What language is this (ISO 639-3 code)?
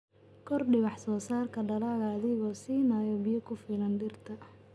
som